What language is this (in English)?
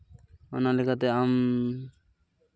Santali